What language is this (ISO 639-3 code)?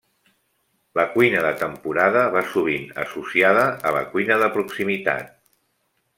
cat